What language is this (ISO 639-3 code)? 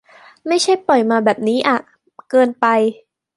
tha